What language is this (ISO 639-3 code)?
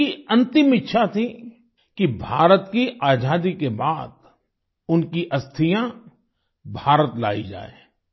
hin